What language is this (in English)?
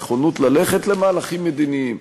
Hebrew